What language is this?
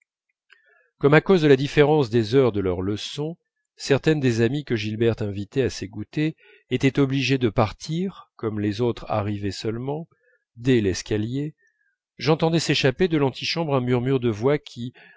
French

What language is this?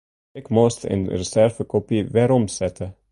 Western Frisian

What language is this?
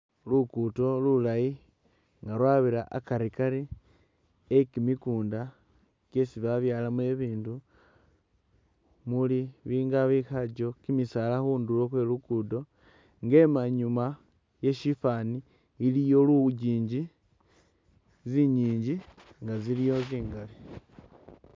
Masaaba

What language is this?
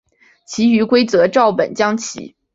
Chinese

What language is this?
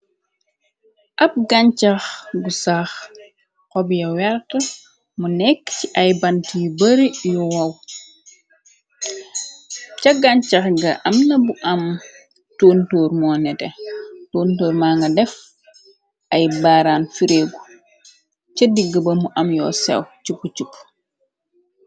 Wolof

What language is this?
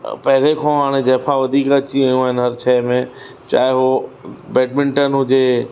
Sindhi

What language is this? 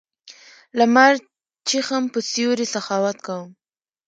Pashto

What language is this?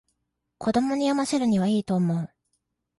Japanese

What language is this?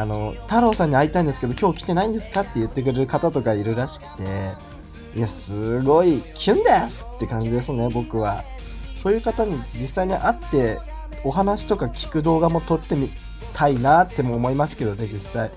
Japanese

